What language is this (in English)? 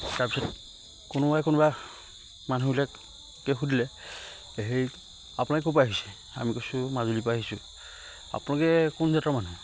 Assamese